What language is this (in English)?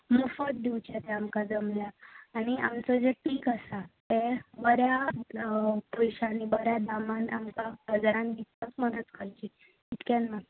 Konkani